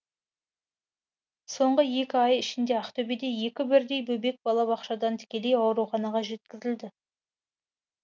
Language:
Kazakh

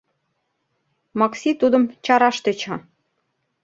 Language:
Mari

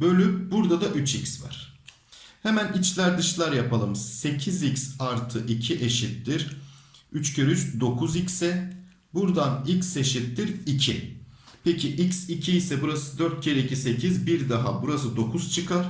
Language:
Turkish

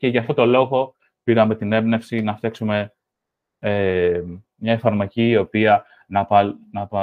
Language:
Greek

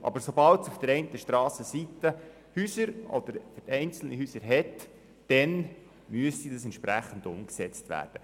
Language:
Swiss German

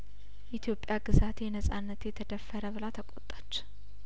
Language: Amharic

